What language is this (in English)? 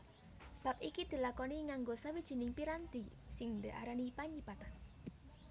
Javanese